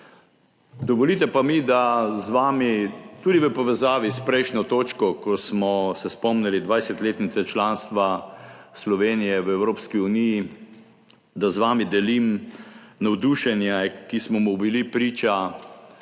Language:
Slovenian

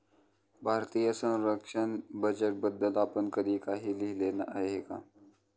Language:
Marathi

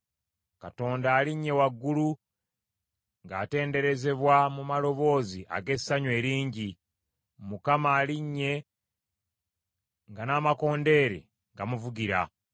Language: Ganda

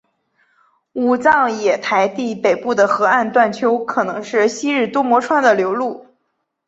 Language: Chinese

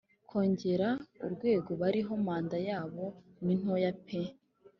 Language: Kinyarwanda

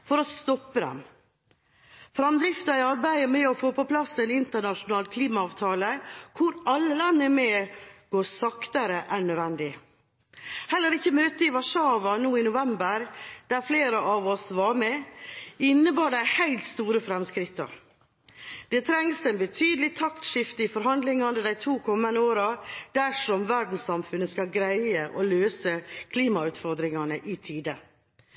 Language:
Norwegian Bokmål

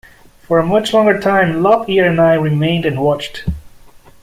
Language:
English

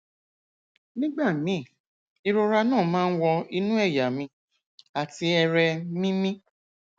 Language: Yoruba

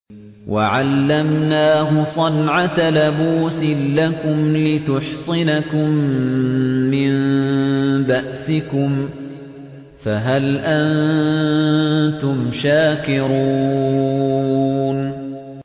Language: Arabic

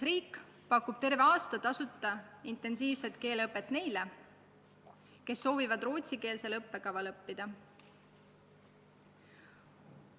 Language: Estonian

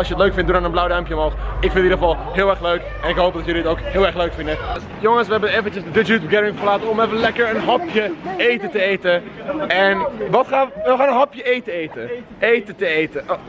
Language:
Dutch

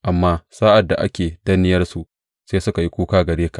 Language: Hausa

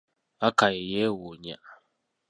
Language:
Ganda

